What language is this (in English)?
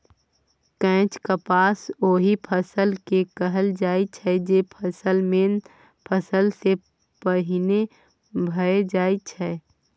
Maithili